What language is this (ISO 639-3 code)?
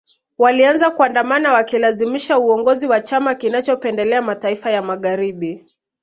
swa